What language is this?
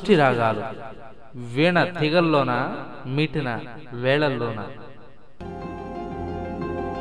Telugu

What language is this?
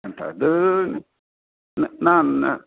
Sanskrit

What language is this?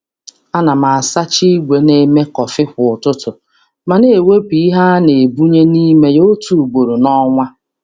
Igbo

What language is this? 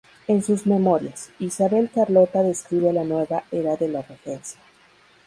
Spanish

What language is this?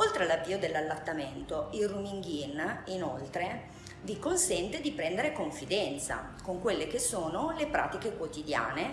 Italian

